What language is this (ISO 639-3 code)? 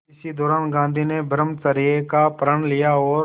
hin